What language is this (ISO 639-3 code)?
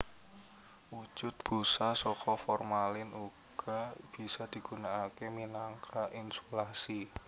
jav